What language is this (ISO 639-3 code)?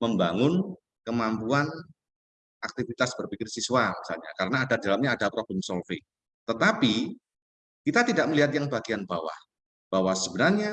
ind